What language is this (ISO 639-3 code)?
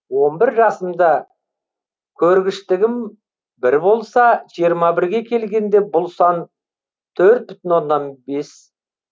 kaz